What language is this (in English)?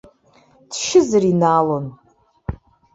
Abkhazian